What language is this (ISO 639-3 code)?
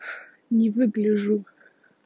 rus